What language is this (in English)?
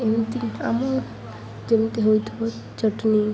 Odia